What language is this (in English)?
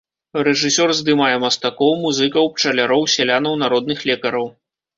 Belarusian